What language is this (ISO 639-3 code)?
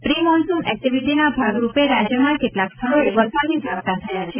guj